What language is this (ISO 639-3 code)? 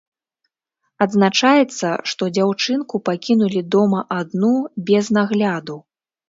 bel